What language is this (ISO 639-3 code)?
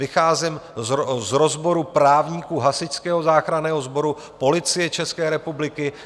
ces